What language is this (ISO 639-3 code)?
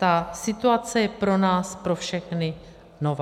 ces